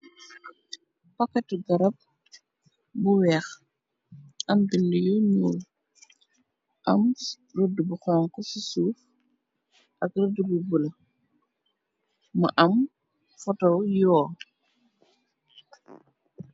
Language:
Wolof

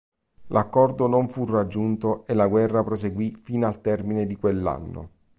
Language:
Italian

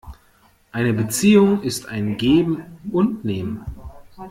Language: German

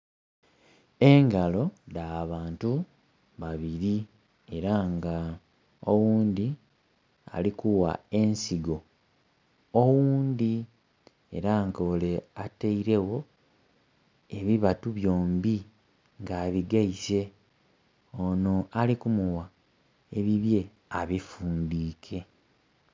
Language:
Soga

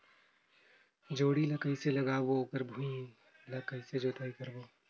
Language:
Chhattisgarhi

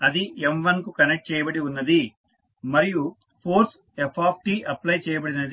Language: Telugu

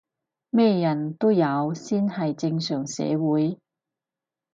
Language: Cantonese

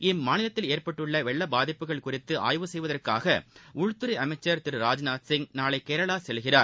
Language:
Tamil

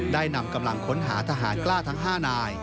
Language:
Thai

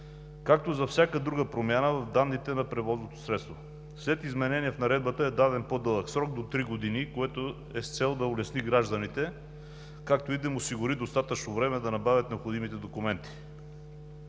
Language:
Bulgarian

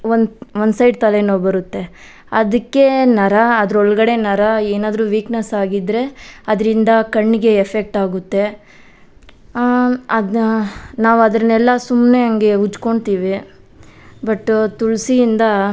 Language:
Kannada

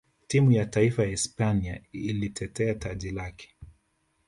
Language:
Swahili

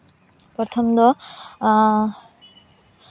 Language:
Santali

